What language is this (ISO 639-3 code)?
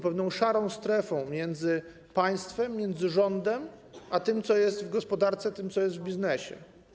pol